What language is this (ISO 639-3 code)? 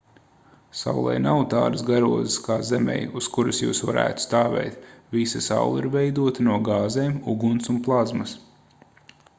lav